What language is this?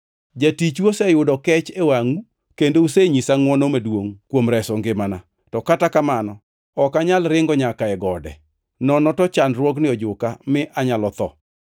Luo (Kenya and Tanzania)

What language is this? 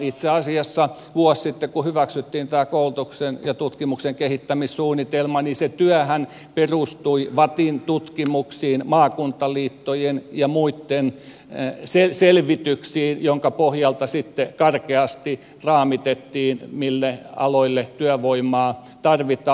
Finnish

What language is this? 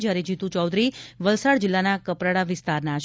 Gujarati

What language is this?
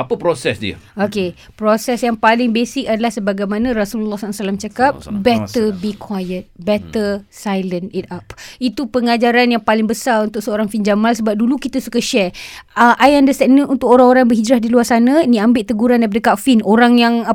Malay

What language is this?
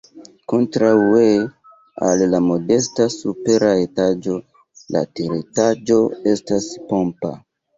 Esperanto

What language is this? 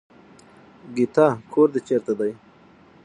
Pashto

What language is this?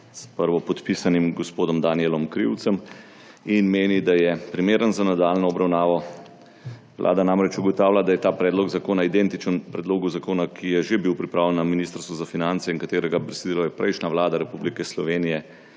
Slovenian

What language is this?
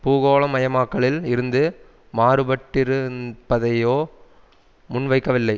Tamil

